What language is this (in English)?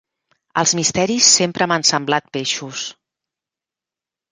Catalan